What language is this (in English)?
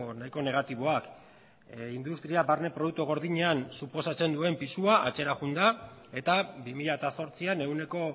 Basque